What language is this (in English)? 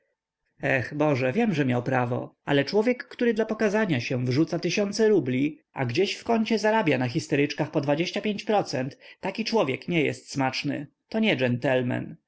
Polish